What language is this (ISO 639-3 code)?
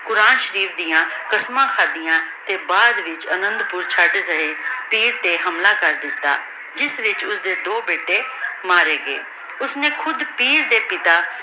pan